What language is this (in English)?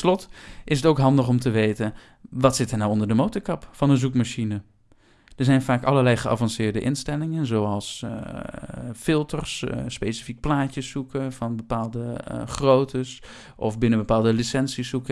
Dutch